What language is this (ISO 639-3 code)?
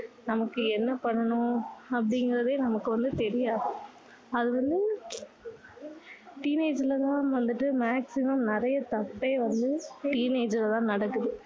tam